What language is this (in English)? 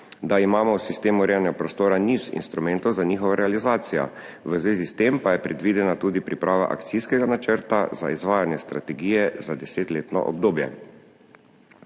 Slovenian